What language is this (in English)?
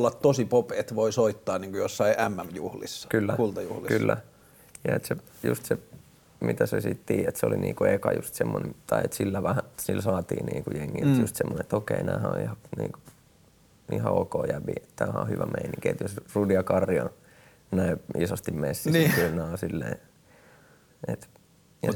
Finnish